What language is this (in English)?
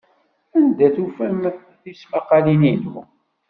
Kabyle